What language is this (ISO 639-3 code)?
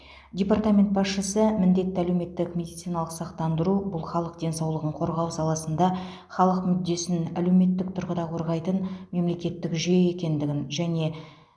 kaz